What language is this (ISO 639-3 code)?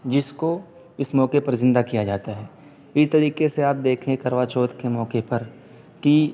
urd